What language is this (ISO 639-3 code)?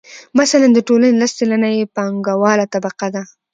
pus